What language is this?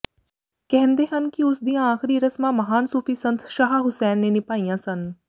Punjabi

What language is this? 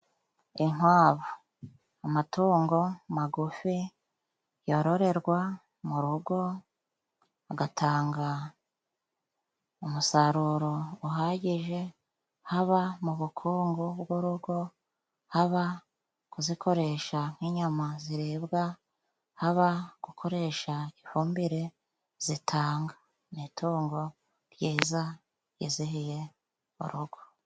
Kinyarwanda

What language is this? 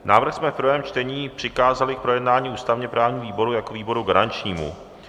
Czech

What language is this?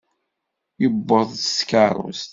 Kabyle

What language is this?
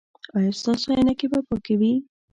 Pashto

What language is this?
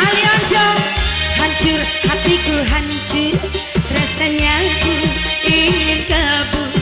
Indonesian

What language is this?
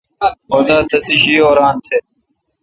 Kalkoti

